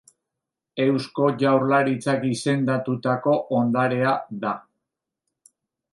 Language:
Basque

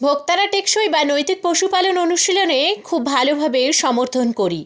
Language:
Bangla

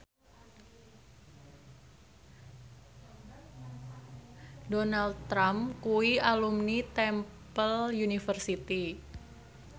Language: Javanese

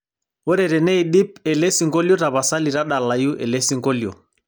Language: Masai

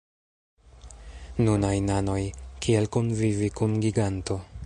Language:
Esperanto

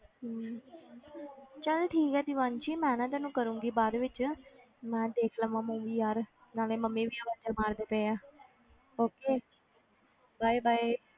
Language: Punjabi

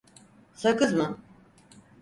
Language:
Turkish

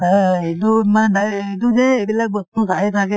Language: Assamese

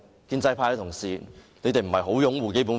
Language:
Cantonese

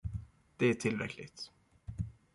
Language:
Swedish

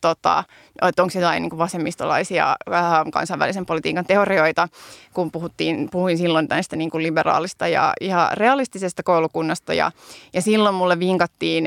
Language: Finnish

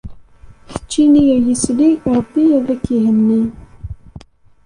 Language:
Kabyle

